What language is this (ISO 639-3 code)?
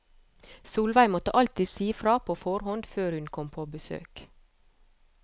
nor